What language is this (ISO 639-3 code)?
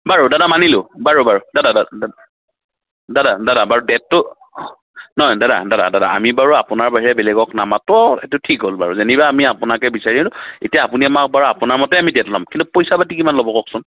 asm